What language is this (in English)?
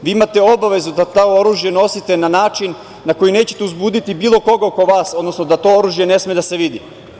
Serbian